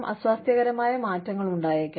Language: Malayalam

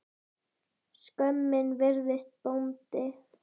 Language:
Icelandic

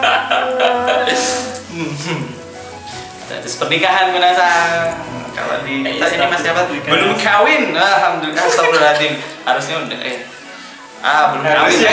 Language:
Indonesian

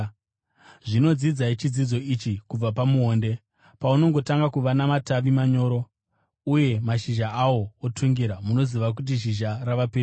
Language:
Shona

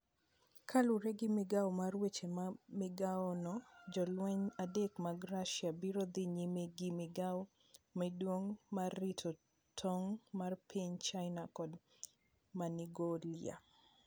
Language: Luo (Kenya and Tanzania)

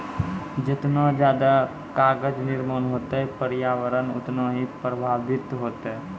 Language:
Maithili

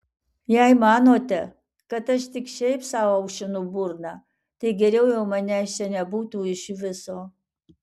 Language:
Lithuanian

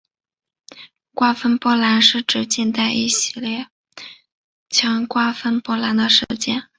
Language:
Chinese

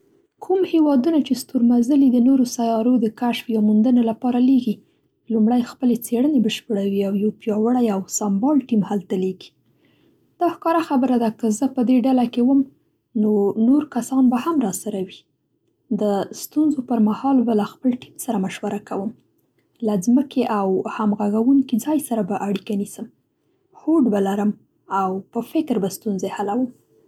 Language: Central Pashto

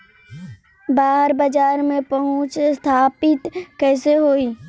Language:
Bhojpuri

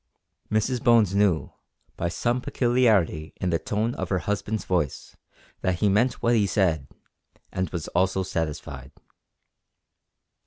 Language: English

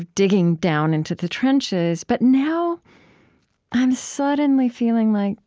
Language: English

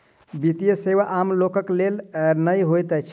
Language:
Maithili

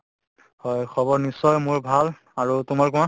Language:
Assamese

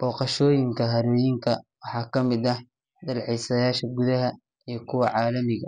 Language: Somali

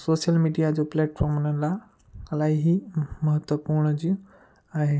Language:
Sindhi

